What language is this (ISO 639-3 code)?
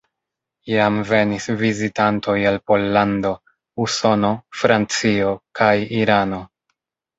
epo